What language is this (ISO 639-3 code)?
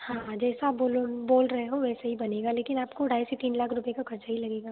hin